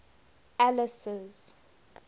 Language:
English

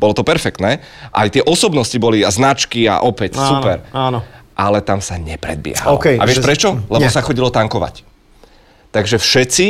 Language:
Slovak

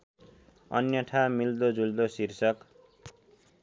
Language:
Nepali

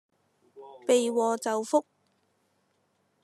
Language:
Cantonese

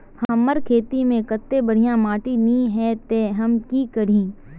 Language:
Magahi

